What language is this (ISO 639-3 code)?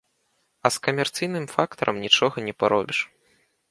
bel